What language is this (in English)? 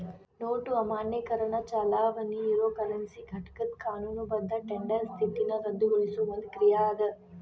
Kannada